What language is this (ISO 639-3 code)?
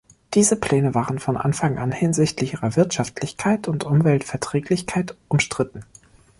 deu